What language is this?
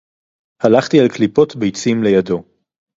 Hebrew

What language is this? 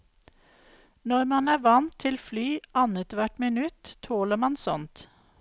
Norwegian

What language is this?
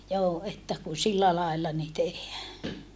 Finnish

